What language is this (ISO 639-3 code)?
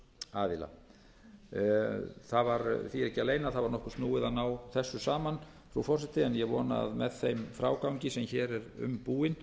isl